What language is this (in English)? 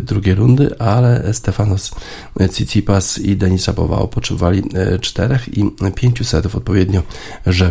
Polish